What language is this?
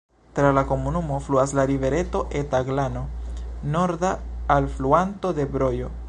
Esperanto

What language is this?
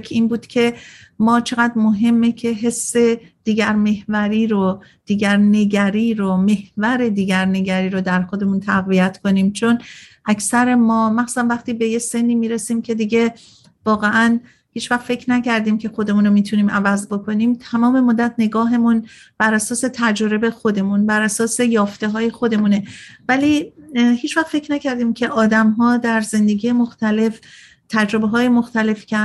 Persian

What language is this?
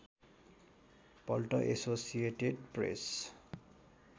Nepali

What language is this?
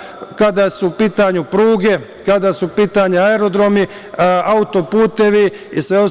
Serbian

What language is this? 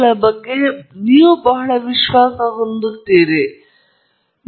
Kannada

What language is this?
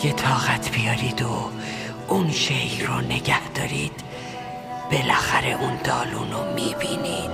Persian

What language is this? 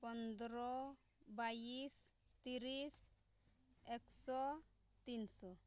Santali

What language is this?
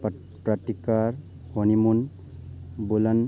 Manipuri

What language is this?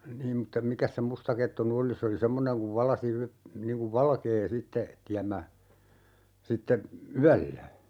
Finnish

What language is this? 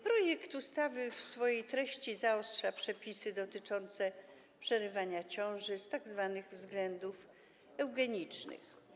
Polish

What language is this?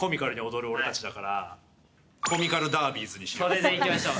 Japanese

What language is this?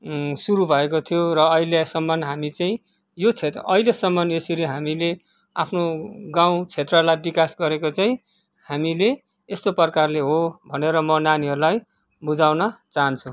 Nepali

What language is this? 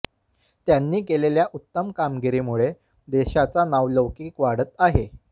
Marathi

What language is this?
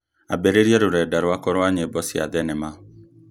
Kikuyu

